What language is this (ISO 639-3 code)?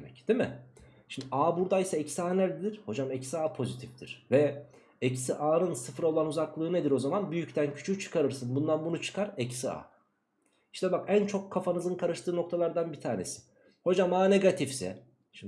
tur